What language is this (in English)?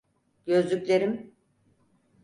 Turkish